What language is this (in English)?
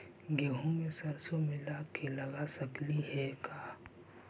Magahi